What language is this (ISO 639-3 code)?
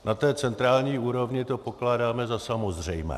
ces